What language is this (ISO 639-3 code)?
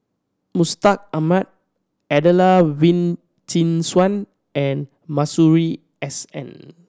eng